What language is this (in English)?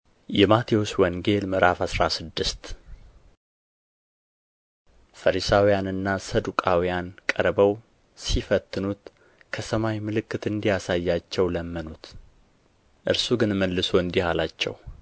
Amharic